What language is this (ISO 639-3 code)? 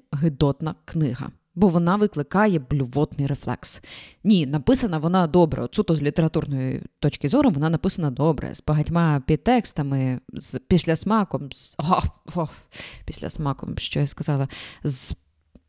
ukr